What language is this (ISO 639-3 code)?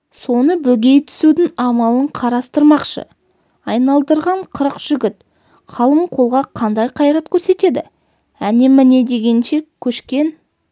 kaz